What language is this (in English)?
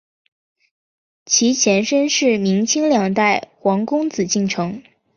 Chinese